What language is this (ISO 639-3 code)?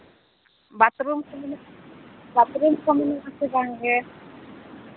sat